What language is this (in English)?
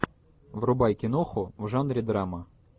Russian